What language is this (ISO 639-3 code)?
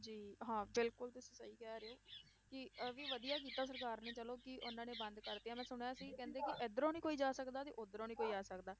pan